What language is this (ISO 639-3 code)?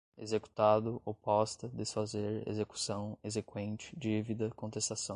por